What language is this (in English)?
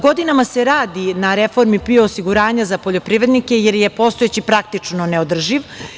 Serbian